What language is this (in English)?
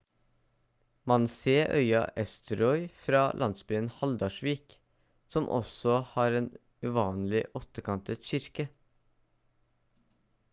Norwegian Bokmål